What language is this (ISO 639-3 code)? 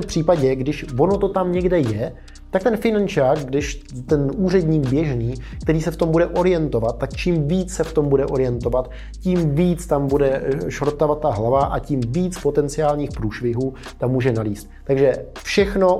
ces